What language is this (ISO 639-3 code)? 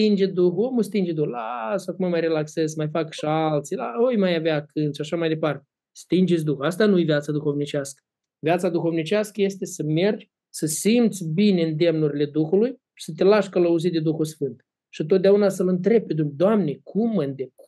ron